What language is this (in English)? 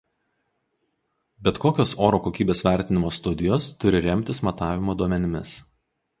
Lithuanian